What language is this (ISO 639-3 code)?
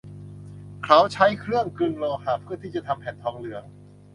tha